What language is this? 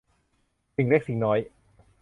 Thai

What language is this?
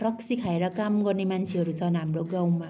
Nepali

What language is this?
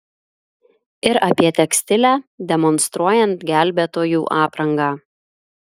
Lithuanian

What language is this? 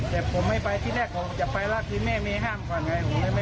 Thai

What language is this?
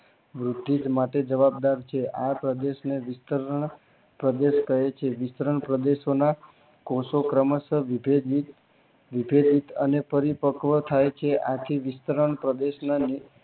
Gujarati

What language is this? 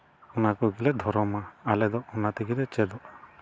Santali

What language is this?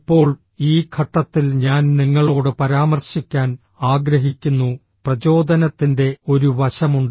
Malayalam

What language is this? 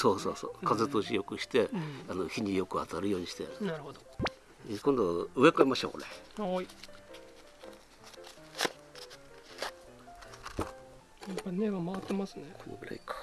Japanese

